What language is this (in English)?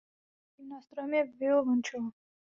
Czech